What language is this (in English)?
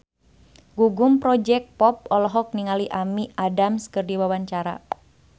Sundanese